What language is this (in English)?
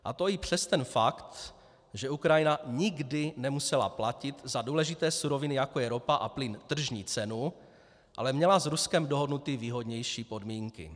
Czech